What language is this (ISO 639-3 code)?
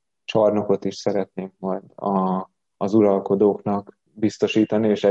hun